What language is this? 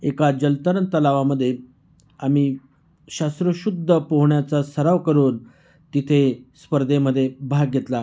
Marathi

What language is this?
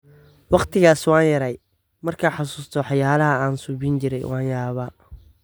Somali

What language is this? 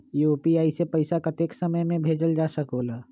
Magahi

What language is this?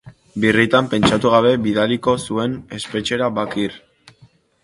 Basque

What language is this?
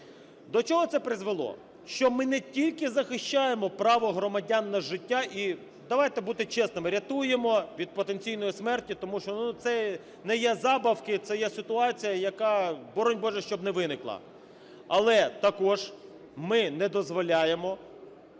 Ukrainian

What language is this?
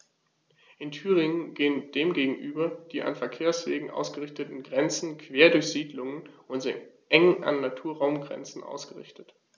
German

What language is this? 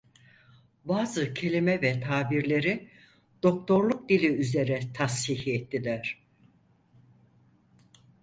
Turkish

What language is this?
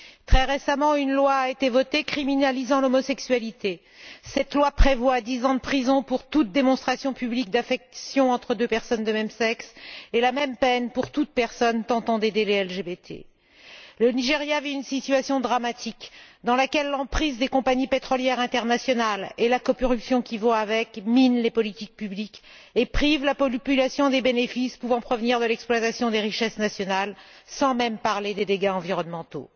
French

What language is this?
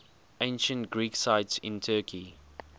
English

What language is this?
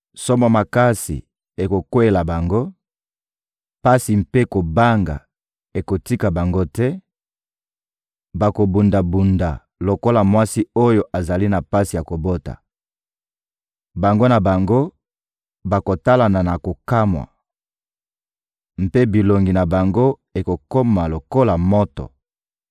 Lingala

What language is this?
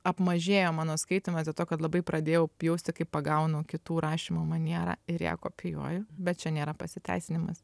Lithuanian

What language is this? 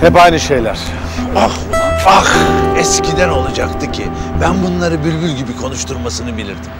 Turkish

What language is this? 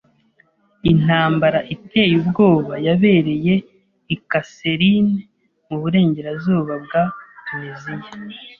Kinyarwanda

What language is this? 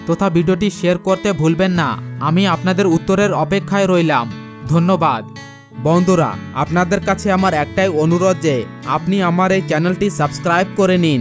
Bangla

